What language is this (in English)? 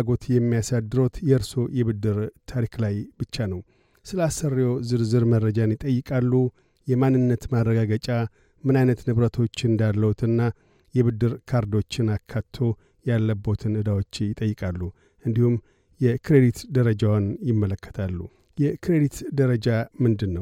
Amharic